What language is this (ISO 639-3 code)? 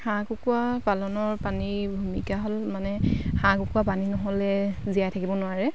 asm